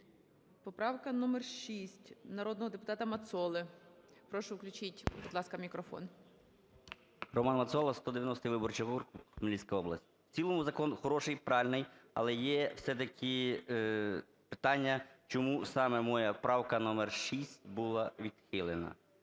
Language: Ukrainian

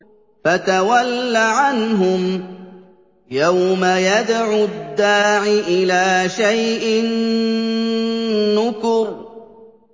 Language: Arabic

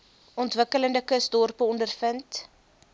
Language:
Afrikaans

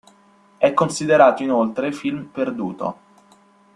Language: Italian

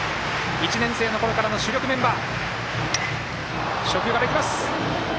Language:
Japanese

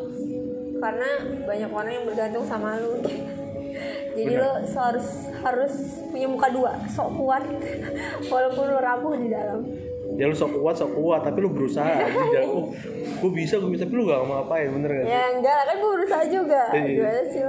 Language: Indonesian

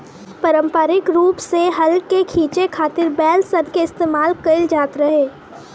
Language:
Bhojpuri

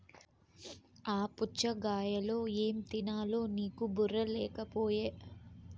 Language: Telugu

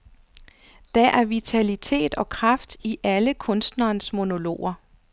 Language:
Danish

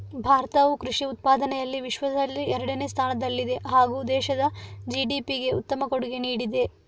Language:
Kannada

